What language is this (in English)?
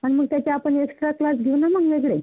Marathi